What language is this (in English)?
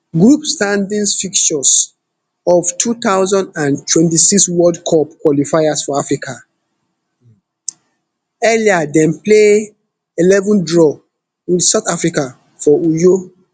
Nigerian Pidgin